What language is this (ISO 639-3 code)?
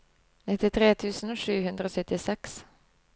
nor